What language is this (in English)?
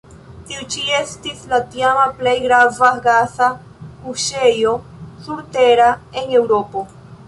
Esperanto